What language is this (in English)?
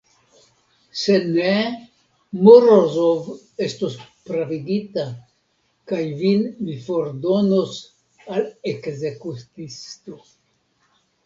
Esperanto